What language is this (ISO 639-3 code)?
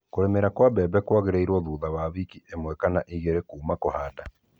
kik